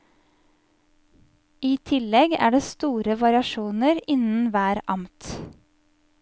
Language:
Norwegian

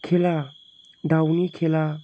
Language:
Bodo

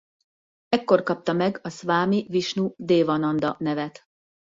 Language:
Hungarian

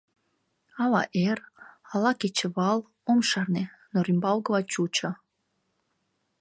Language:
Mari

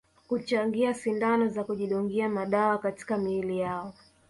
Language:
Swahili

